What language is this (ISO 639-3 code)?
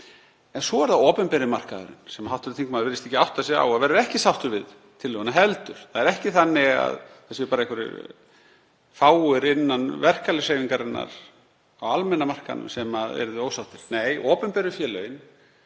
isl